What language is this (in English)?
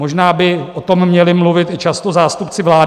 Czech